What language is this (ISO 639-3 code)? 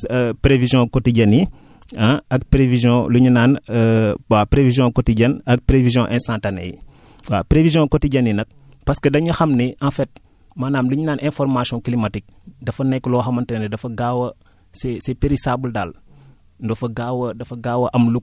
wol